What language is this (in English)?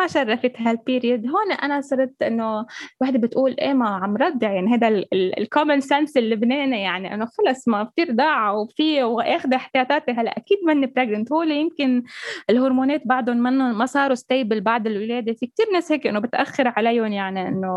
Arabic